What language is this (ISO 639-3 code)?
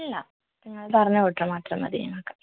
mal